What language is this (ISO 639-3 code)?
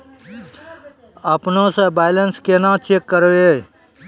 mai